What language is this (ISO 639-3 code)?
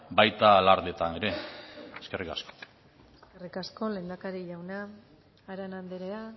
eus